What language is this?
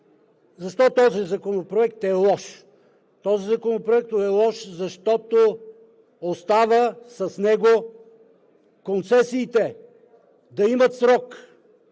Bulgarian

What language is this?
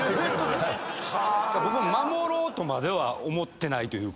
Japanese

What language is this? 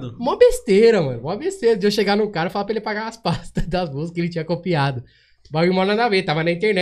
Portuguese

